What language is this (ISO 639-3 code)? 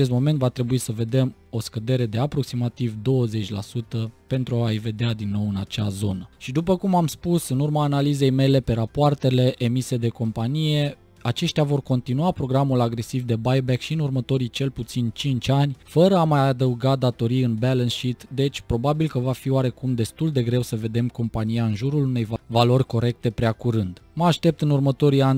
ron